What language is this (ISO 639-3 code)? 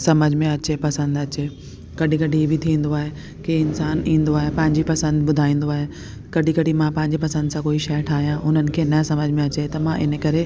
snd